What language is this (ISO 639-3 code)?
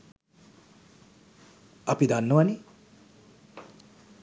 sin